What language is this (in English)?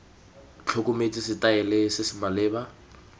Tswana